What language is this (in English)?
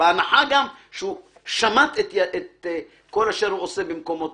Hebrew